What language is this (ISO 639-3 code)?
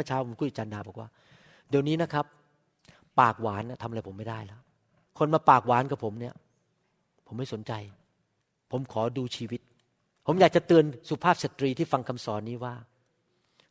tha